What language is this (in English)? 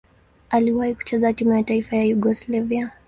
Swahili